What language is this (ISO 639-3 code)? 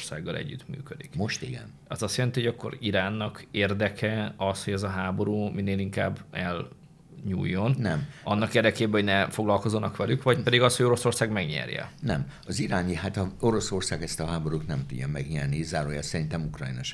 hun